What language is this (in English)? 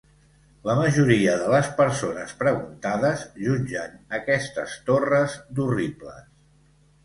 Catalan